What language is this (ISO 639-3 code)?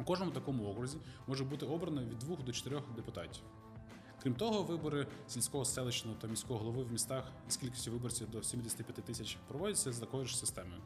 ukr